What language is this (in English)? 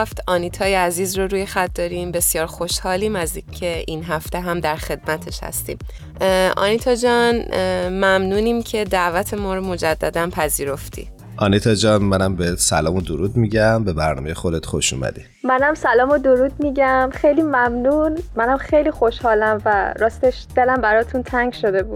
Persian